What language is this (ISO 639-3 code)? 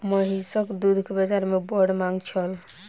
mai